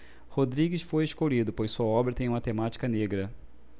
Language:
Portuguese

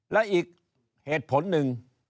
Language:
Thai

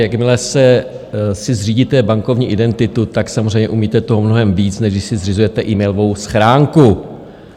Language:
Czech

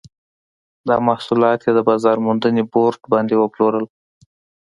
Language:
Pashto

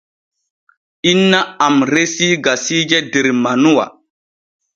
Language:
Borgu Fulfulde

